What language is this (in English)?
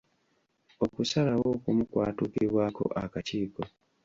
Ganda